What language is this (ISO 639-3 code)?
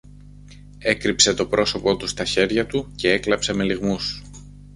ell